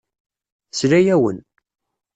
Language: Kabyle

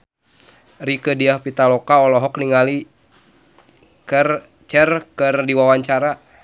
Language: Sundanese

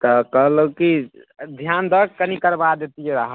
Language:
Maithili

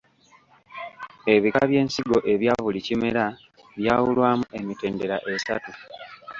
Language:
Ganda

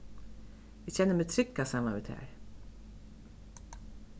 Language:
Faroese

